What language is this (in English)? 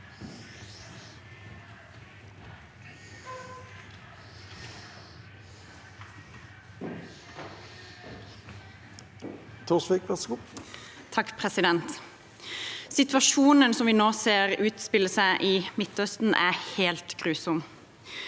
Norwegian